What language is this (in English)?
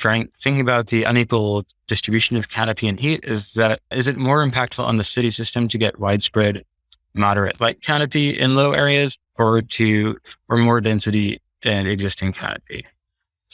English